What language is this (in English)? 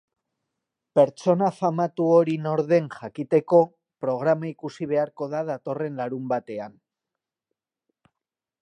Basque